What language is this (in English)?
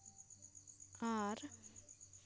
Santali